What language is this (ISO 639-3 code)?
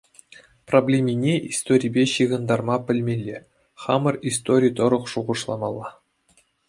chv